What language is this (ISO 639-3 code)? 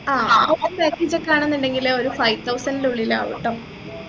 mal